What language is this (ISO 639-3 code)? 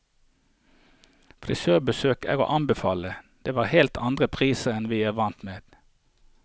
nor